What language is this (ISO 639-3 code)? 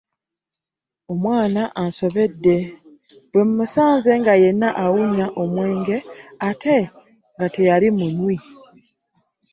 lug